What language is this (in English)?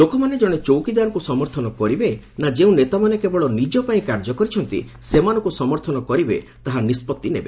Odia